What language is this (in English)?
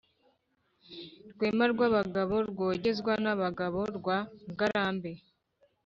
Kinyarwanda